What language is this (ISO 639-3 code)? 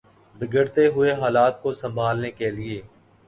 urd